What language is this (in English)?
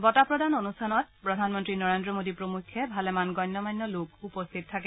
Assamese